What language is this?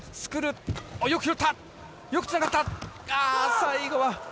Japanese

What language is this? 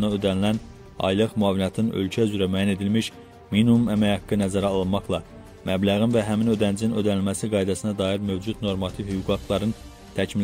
Turkish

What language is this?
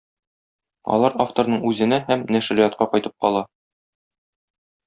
Tatar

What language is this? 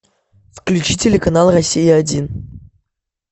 Russian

